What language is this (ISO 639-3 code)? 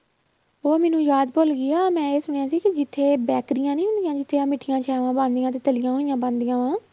pan